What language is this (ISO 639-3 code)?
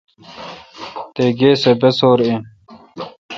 xka